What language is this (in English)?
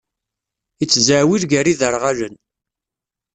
Kabyle